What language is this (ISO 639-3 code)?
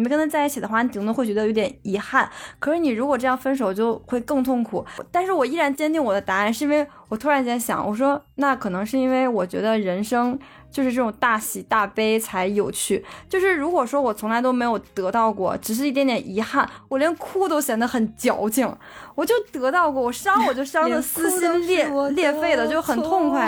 zho